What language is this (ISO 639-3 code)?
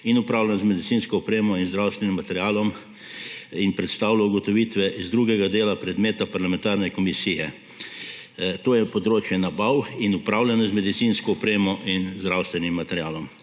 slv